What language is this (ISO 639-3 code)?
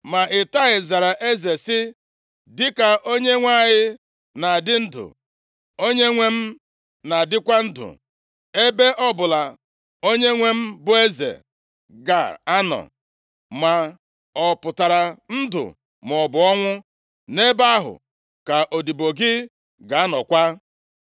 ibo